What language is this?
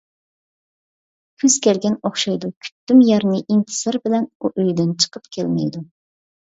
Uyghur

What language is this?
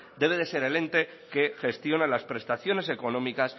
Spanish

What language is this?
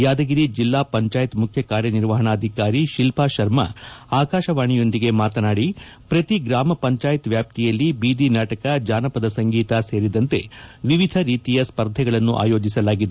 Kannada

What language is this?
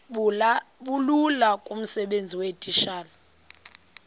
Xhosa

